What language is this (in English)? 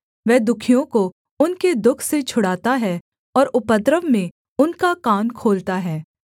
Hindi